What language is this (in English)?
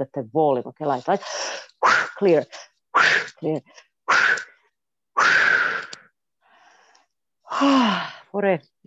Croatian